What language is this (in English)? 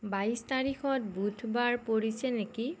Assamese